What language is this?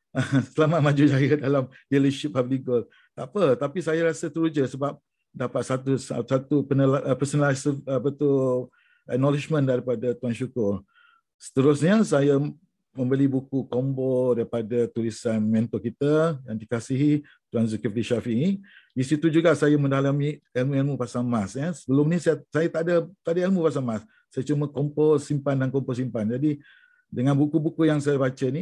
Malay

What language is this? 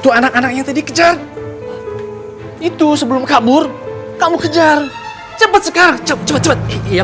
Indonesian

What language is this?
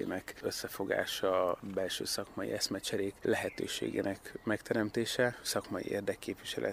Hungarian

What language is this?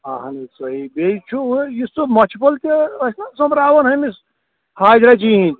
Kashmiri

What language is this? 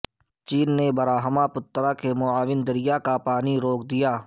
Urdu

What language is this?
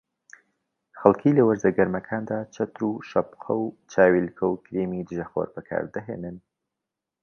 Central Kurdish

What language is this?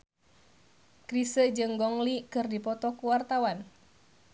Sundanese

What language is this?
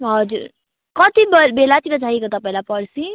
Nepali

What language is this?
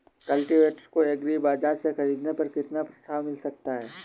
Hindi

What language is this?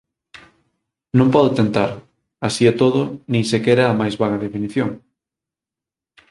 Galician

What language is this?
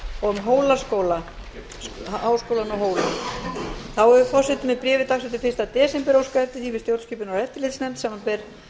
Icelandic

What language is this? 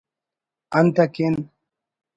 Brahui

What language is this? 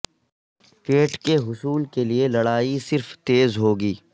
Urdu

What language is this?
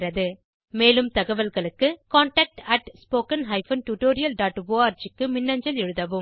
Tamil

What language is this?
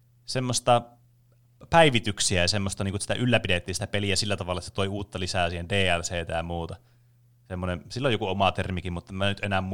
Finnish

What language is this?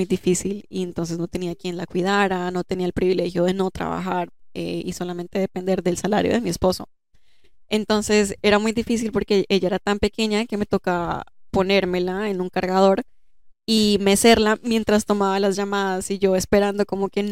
Spanish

